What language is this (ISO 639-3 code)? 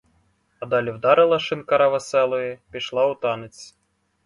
ukr